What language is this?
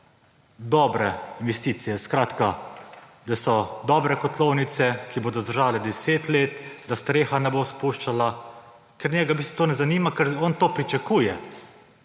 Slovenian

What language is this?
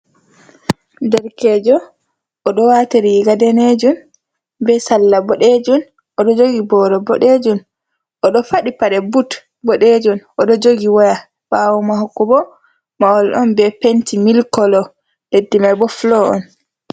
Fula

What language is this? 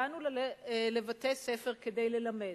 Hebrew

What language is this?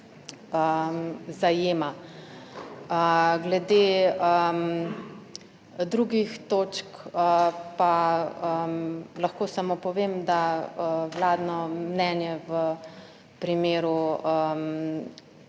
Slovenian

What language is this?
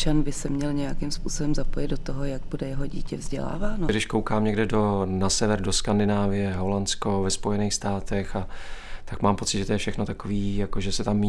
Czech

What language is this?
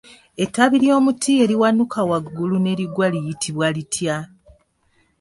Ganda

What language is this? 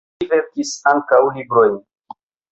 Esperanto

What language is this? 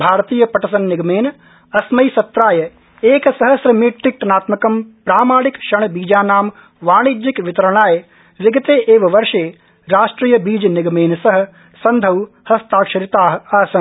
Sanskrit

